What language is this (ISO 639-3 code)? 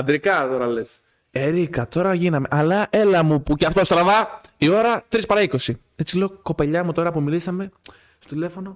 ell